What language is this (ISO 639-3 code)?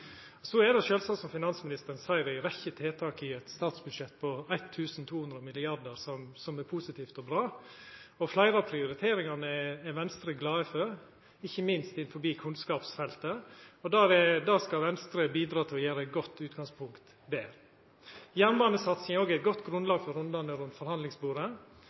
nno